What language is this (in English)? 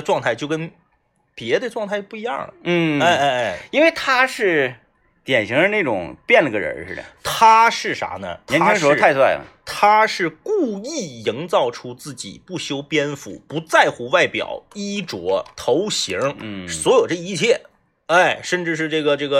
Chinese